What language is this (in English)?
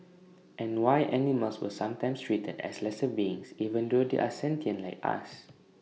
English